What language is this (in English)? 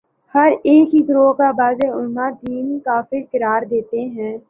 Urdu